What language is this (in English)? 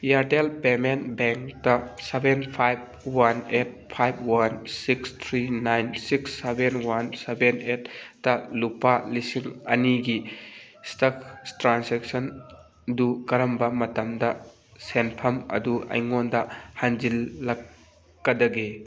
Manipuri